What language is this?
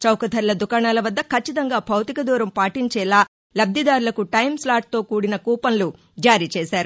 Telugu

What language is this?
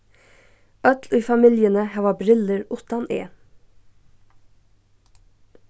Faroese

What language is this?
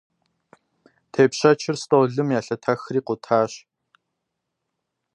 Kabardian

